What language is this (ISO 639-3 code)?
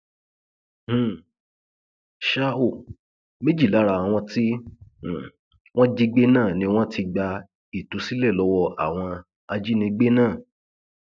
yor